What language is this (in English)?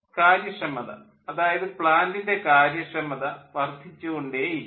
Malayalam